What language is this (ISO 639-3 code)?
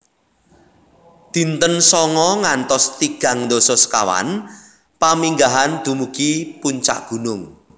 jav